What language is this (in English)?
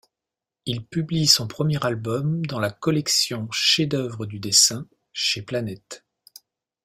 French